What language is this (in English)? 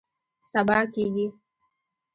Pashto